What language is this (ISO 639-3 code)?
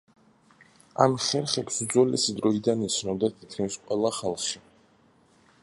kat